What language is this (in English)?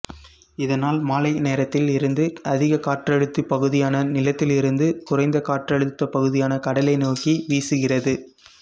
Tamil